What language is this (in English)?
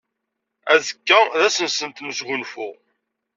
Kabyle